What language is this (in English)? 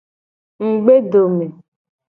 Gen